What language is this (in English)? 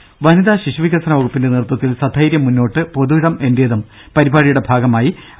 Malayalam